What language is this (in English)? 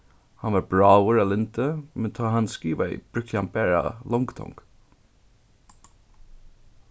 Faroese